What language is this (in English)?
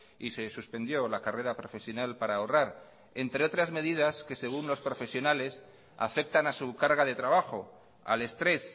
Spanish